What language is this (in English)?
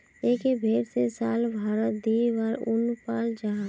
Magahi